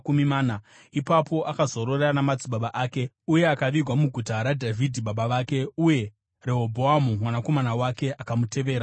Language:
Shona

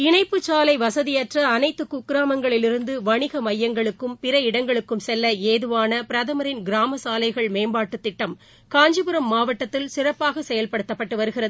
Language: Tamil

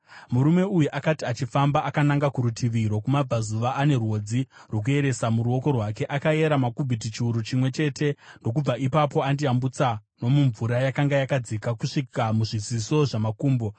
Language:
Shona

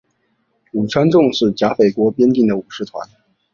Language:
Chinese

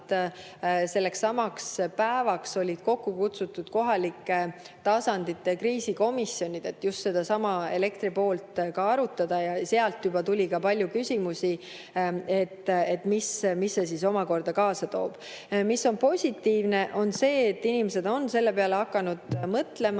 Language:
Estonian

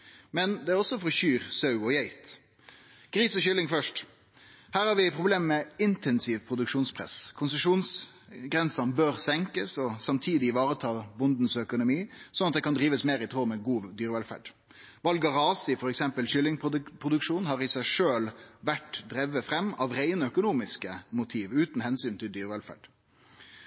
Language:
Norwegian Nynorsk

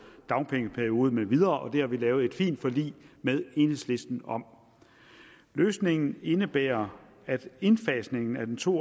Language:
Danish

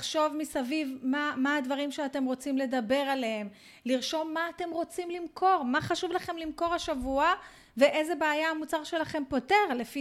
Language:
Hebrew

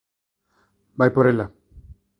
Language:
Galician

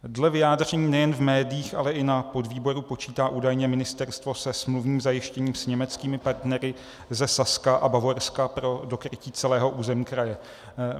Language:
Czech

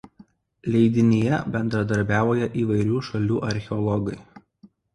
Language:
Lithuanian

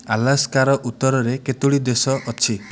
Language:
Odia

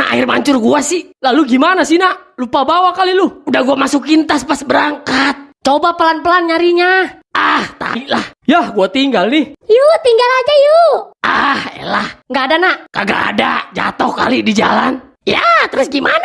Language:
Indonesian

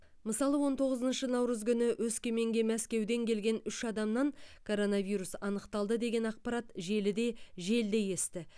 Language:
Kazakh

